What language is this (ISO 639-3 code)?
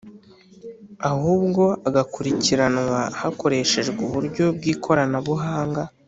kin